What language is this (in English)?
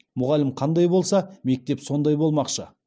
Kazakh